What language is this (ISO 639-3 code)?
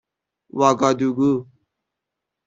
fas